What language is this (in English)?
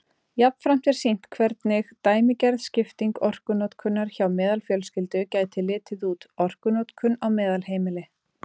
Icelandic